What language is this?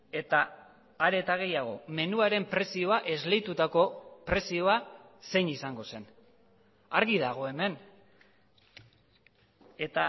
Basque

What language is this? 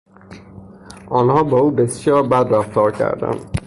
Persian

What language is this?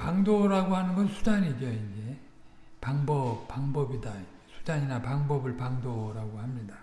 Korean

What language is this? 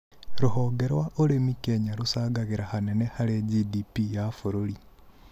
Kikuyu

